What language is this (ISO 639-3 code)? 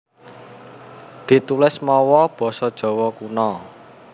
jav